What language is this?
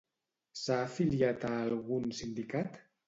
Catalan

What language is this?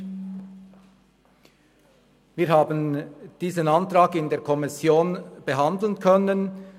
Swiss German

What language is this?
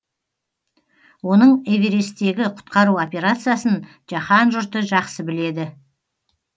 Kazakh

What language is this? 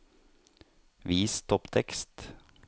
Norwegian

